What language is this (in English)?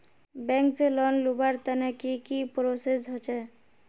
Magahi